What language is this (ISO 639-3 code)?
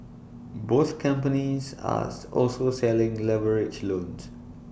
eng